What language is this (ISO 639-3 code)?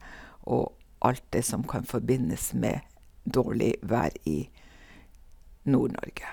nor